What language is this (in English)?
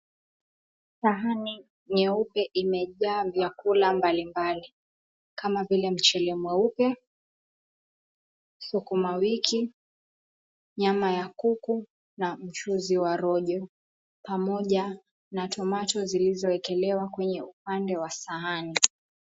Swahili